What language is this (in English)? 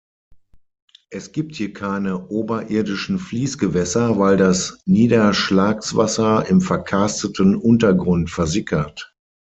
German